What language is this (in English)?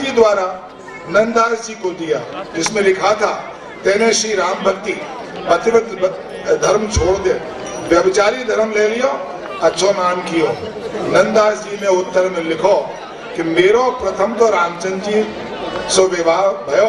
Hindi